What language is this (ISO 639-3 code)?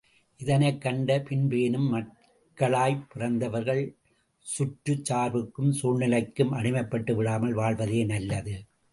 tam